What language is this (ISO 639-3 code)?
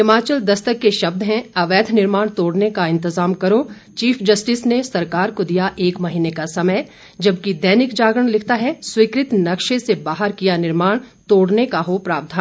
hin